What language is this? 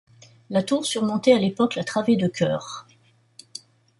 French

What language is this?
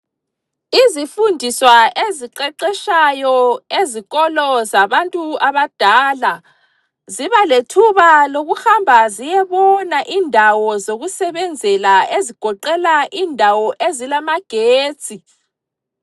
North Ndebele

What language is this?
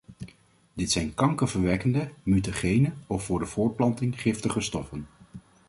Dutch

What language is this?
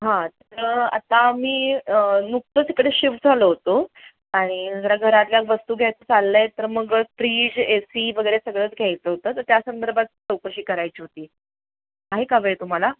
Marathi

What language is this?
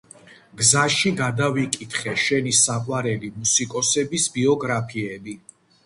Georgian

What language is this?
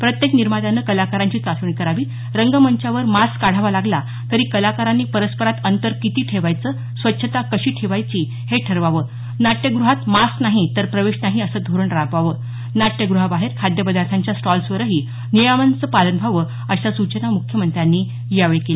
Marathi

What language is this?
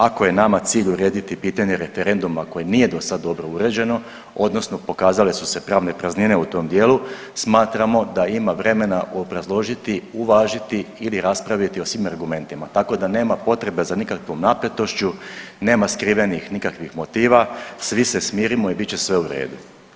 Croatian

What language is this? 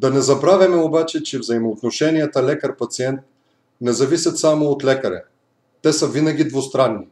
Bulgarian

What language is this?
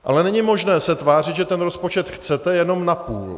Czech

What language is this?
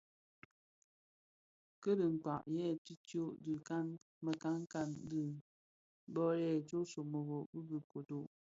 Bafia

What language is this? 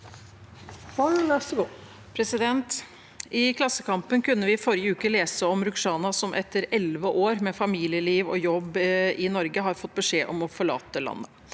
Norwegian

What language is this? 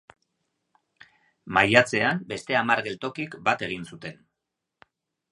Basque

